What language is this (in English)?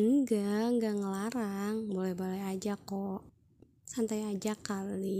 Indonesian